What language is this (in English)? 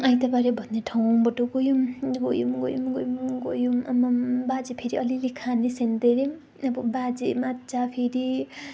Nepali